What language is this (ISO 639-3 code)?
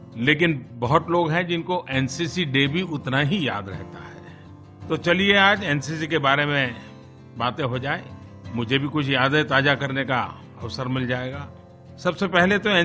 hin